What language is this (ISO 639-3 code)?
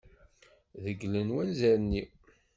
kab